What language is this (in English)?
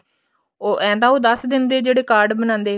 Punjabi